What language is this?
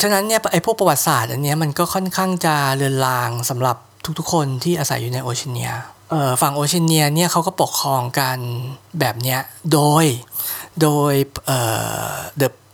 Thai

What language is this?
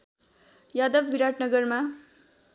Nepali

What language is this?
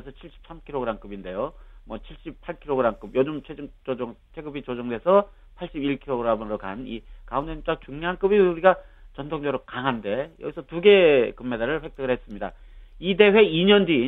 Korean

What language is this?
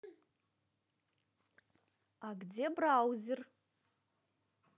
Russian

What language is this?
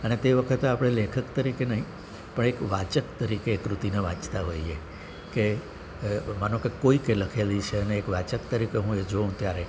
Gujarati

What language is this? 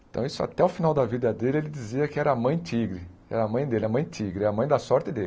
Portuguese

